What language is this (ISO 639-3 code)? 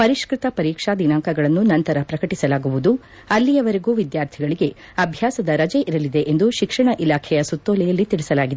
kan